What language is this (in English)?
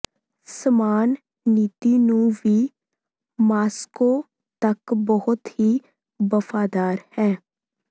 Punjabi